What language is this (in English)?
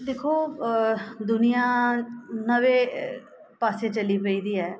Dogri